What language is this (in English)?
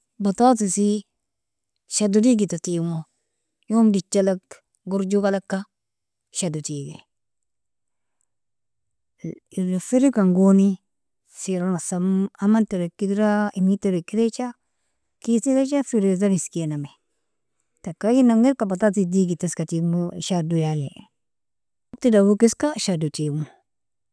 Nobiin